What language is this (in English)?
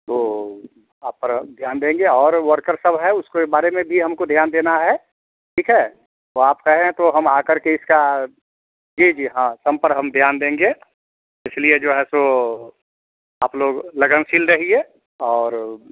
Hindi